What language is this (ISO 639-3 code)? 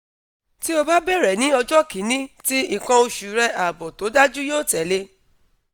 yor